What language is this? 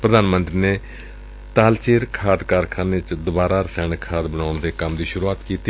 Punjabi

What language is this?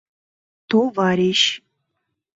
Mari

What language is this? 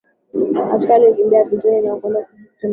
Swahili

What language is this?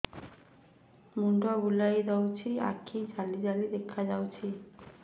Odia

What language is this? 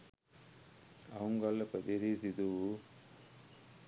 Sinhala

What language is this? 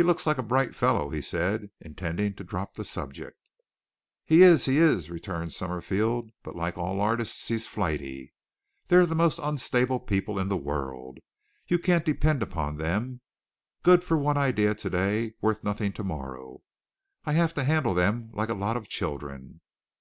English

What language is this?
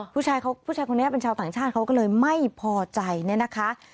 Thai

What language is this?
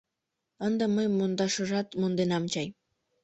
Mari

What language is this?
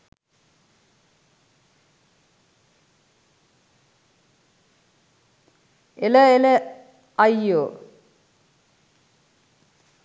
Sinhala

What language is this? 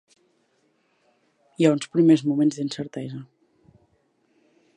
Catalan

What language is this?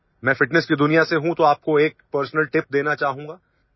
Odia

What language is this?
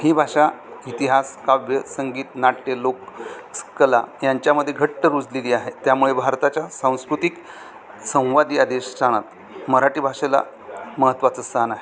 Marathi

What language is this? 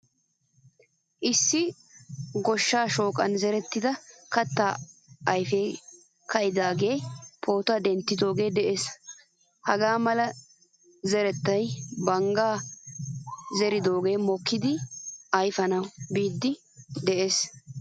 Wolaytta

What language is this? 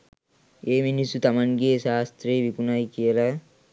Sinhala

